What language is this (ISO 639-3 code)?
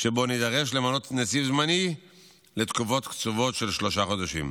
heb